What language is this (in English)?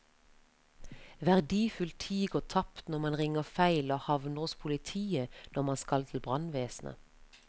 Norwegian